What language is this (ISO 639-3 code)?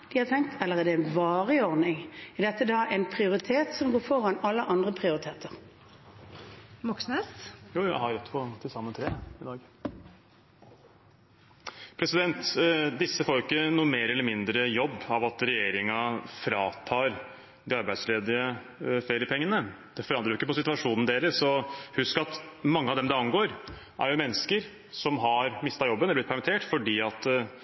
nor